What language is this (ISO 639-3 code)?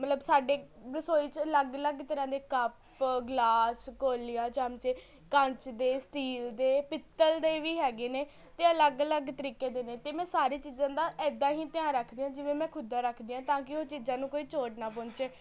pan